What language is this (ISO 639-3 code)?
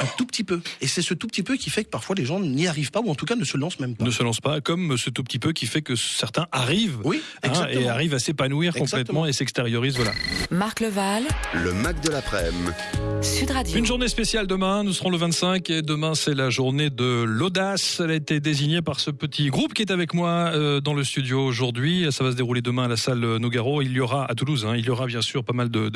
fra